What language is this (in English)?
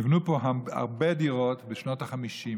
Hebrew